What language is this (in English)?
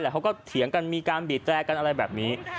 Thai